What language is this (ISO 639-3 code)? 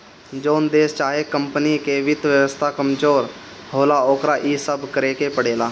bho